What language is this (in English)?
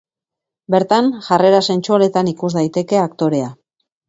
Basque